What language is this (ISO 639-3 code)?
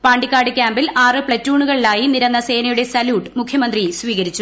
mal